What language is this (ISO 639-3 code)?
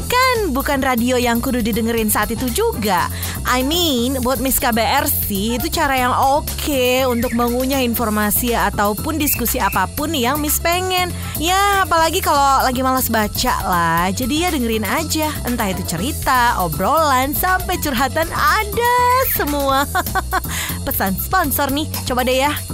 ind